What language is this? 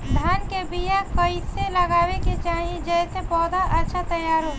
Bhojpuri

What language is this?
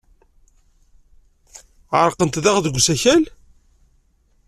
Kabyle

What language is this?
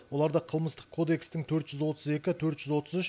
Kazakh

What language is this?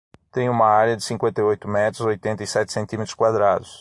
Portuguese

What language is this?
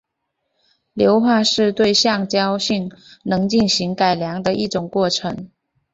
Chinese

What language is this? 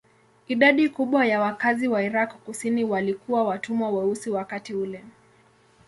Swahili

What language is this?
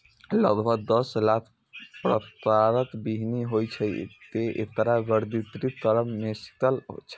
Maithili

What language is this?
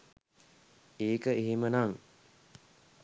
Sinhala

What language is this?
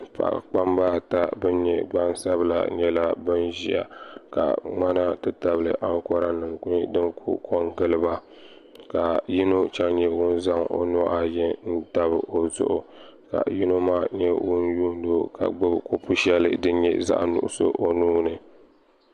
Dagbani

